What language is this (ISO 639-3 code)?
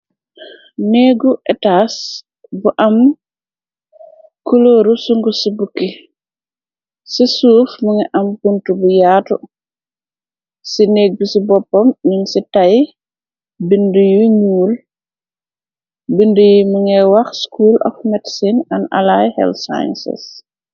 wol